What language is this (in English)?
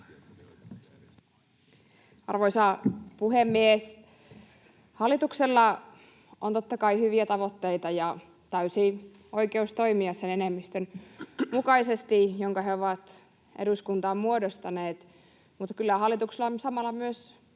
Finnish